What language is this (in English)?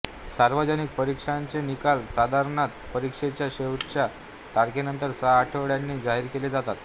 Marathi